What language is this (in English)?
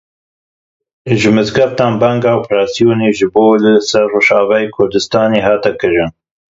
Kurdish